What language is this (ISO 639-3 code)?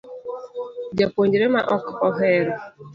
luo